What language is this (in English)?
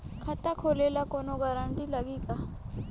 Bhojpuri